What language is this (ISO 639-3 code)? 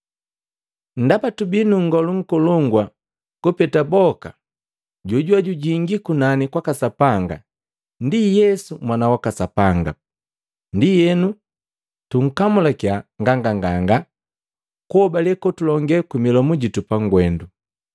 mgv